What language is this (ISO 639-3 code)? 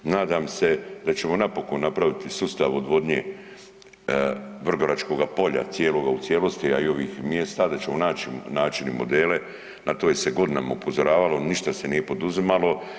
hrv